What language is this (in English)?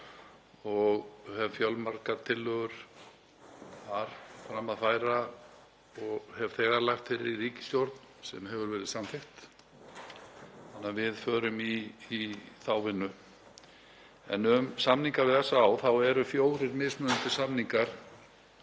Icelandic